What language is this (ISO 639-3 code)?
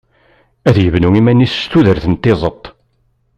kab